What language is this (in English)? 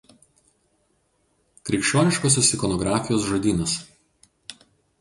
Lithuanian